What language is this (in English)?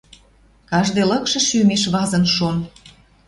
Western Mari